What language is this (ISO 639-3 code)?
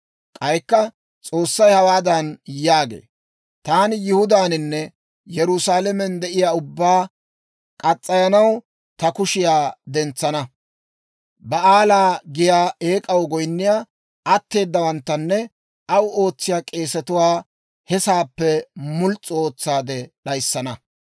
dwr